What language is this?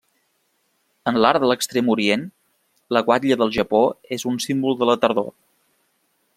Catalan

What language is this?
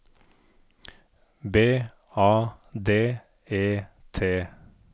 Norwegian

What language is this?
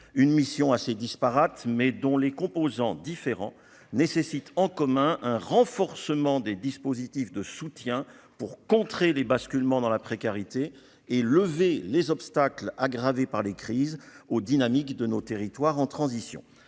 French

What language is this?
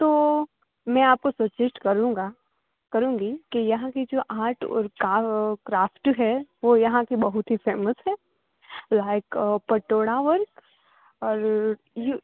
Gujarati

